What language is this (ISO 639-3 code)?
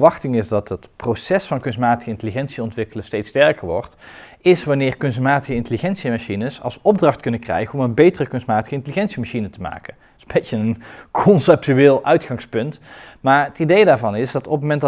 nld